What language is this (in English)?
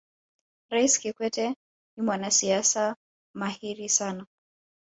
Swahili